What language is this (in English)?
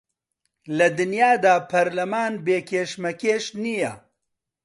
Central Kurdish